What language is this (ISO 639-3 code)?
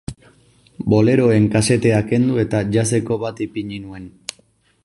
eus